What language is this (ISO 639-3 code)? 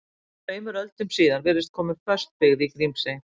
isl